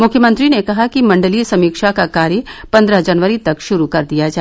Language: Hindi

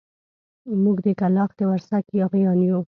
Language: Pashto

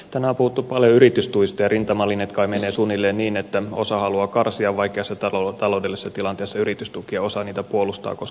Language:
Finnish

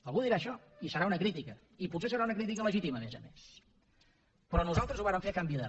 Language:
Catalan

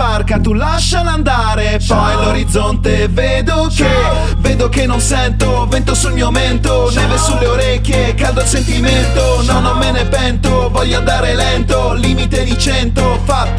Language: Italian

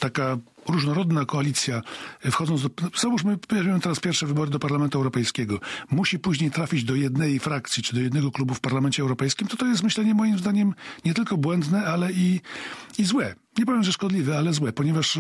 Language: Polish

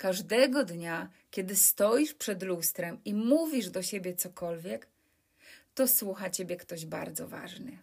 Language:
Polish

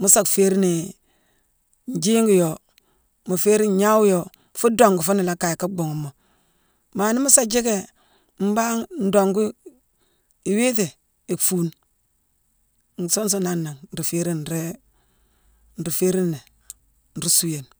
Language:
Mansoanka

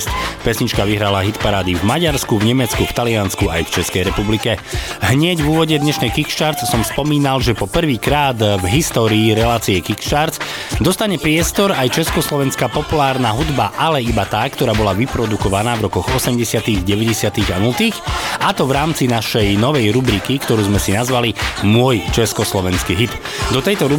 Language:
Slovak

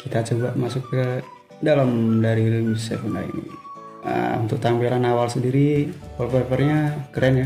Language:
Indonesian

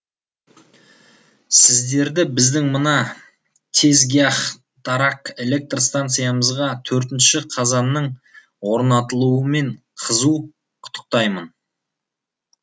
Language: Kazakh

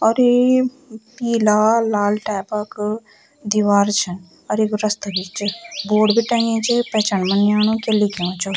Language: Garhwali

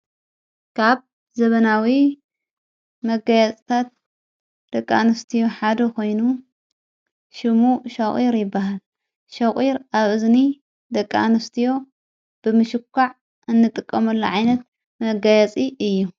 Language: Tigrinya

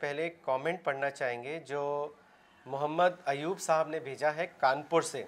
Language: Urdu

